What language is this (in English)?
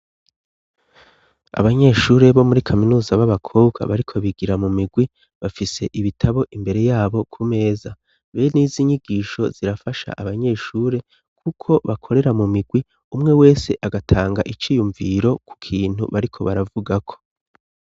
Rundi